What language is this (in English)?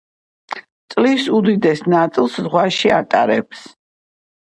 Georgian